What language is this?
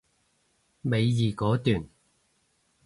Cantonese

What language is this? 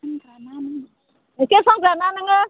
Bodo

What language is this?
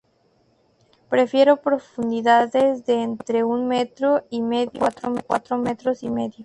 Spanish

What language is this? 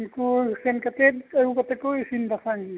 Santali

